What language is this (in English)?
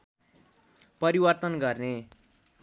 Nepali